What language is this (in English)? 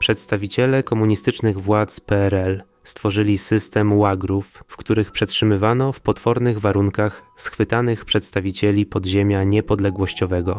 Polish